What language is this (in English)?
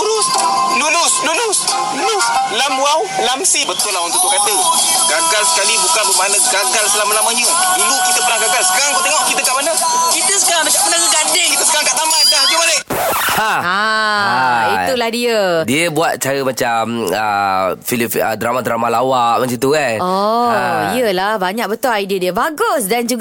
Malay